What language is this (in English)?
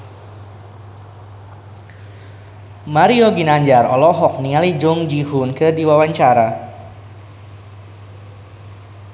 Sundanese